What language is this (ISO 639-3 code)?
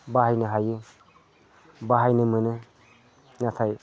brx